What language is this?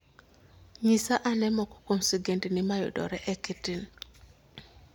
Luo (Kenya and Tanzania)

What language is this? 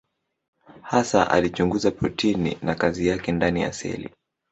Swahili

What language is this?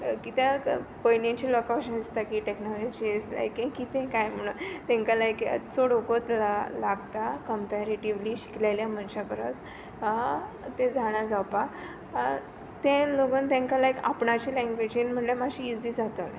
Konkani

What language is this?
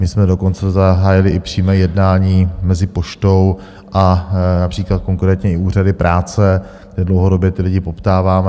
Czech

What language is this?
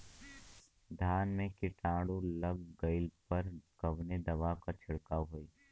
Bhojpuri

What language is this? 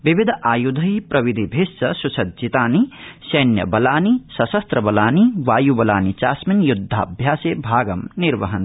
Sanskrit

